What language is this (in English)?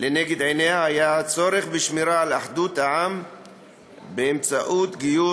Hebrew